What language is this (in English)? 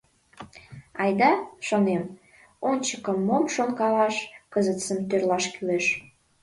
Mari